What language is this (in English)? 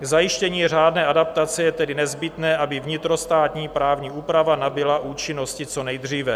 Czech